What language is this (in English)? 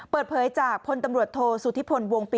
Thai